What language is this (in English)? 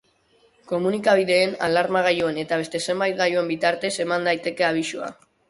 Basque